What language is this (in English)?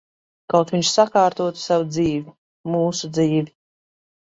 Latvian